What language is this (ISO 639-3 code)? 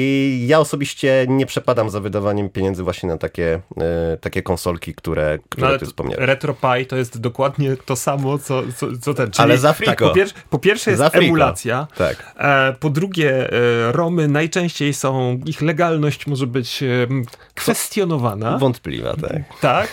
pol